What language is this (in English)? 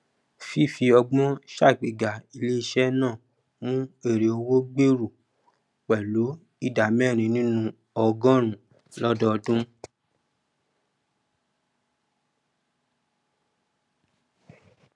Yoruba